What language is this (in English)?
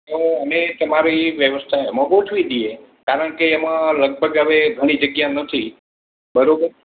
Gujarati